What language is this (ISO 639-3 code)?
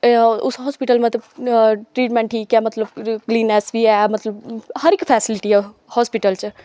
doi